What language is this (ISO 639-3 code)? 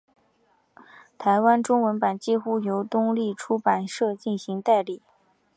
zho